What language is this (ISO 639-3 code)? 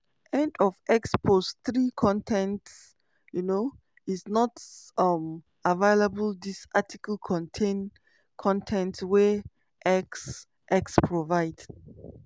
pcm